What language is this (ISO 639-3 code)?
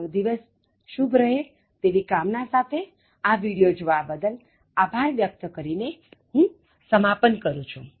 guj